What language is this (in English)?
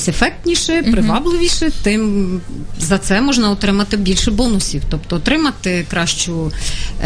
Ukrainian